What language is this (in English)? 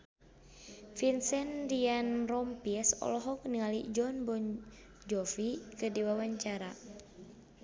Sundanese